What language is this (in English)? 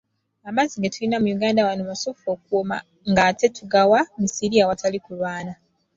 Ganda